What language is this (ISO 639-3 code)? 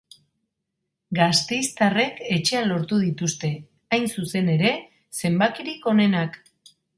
eus